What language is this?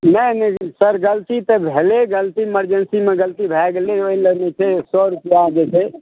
Maithili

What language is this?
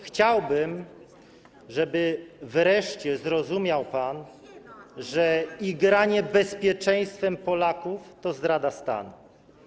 Polish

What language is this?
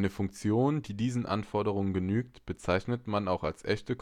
German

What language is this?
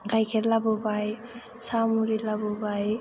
Bodo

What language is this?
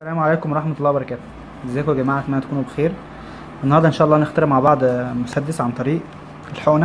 Arabic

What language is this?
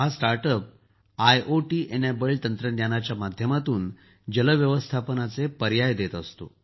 Marathi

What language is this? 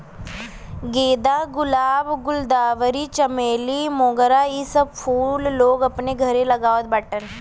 Bhojpuri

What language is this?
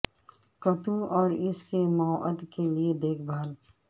Urdu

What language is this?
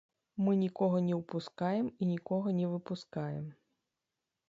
Belarusian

